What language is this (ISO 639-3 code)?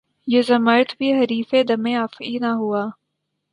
urd